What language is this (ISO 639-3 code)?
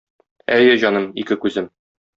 tat